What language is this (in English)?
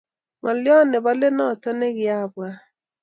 Kalenjin